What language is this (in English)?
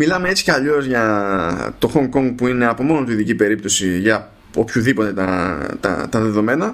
Greek